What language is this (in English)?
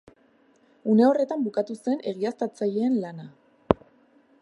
Basque